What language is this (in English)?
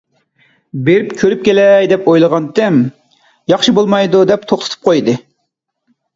Uyghur